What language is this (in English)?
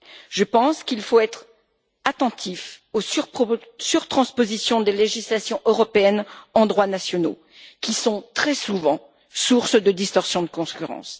French